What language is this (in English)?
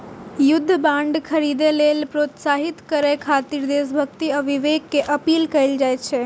Maithili